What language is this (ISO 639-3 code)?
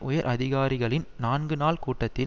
tam